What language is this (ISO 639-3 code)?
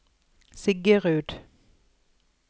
nor